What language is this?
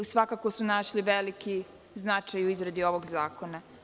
Serbian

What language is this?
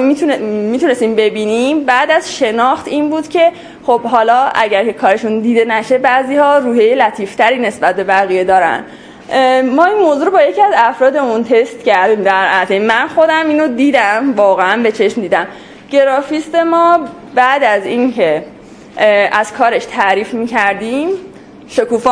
Persian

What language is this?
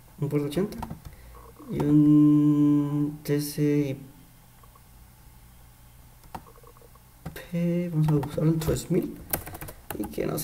Spanish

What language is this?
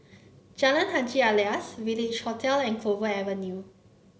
English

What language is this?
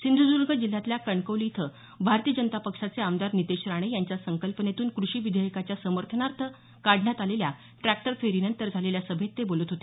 Marathi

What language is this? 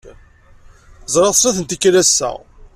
Kabyle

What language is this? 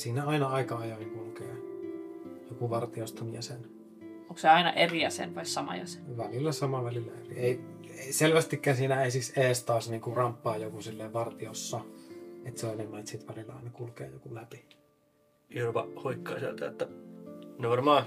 Finnish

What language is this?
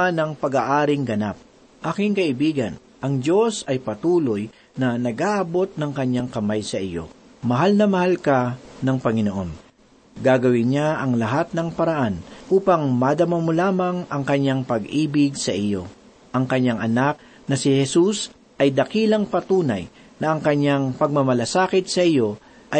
Filipino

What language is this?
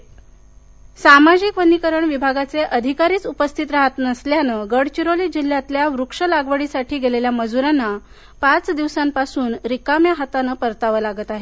Marathi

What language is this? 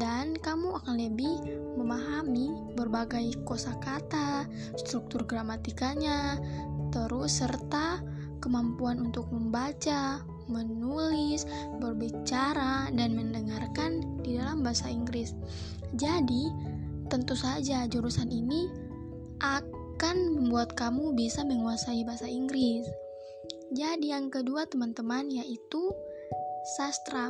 Indonesian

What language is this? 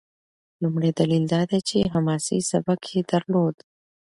Pashto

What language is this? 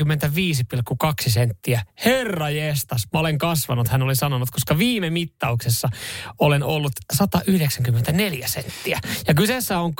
Finnish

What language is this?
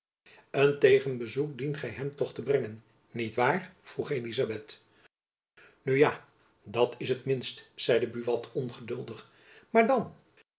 Dutch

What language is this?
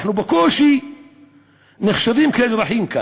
Hebrew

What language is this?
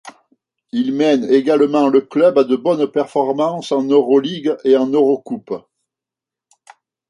French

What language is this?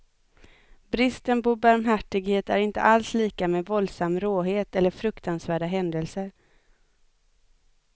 Swedish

